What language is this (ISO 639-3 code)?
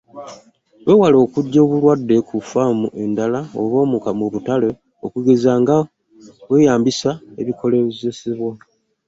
lug